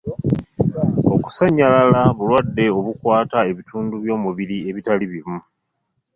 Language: Ganda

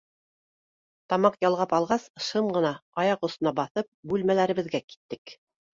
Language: Bashkir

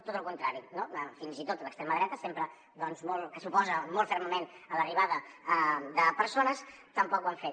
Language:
Catalan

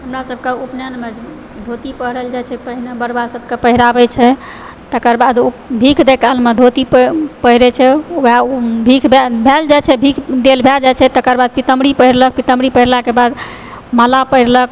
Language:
Maithili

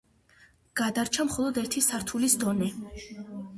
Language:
Georgian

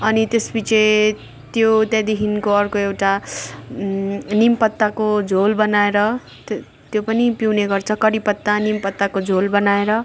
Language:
Nepali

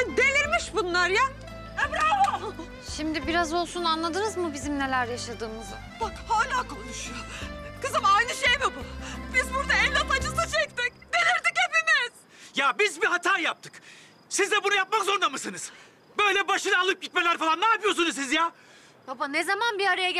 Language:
Turkish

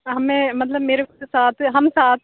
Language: Urdu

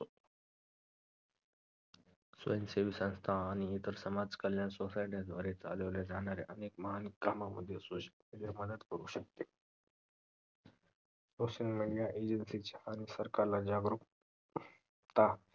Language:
Marathi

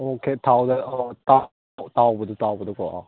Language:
Manipuri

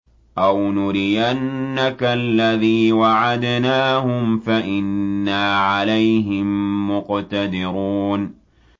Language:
Arabic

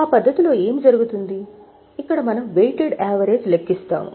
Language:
Telugu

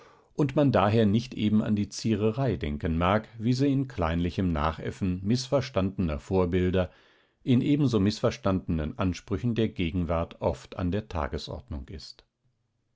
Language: German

